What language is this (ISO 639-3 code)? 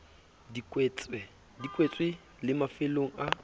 sot